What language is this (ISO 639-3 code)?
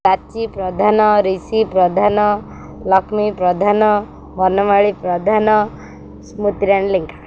ori